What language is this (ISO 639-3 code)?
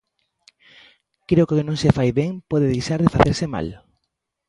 glg